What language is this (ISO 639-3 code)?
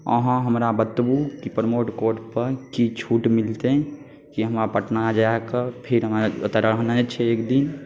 mai